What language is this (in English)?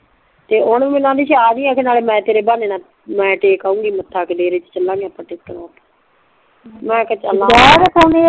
Punjabi